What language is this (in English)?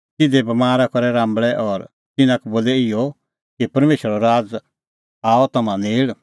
Kullu Pahari